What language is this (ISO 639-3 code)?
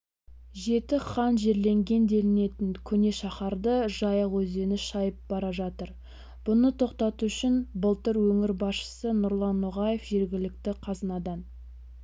kaz